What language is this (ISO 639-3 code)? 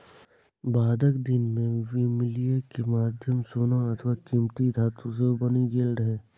mai